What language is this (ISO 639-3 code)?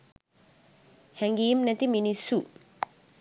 sin